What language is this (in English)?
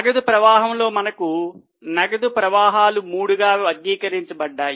Telugu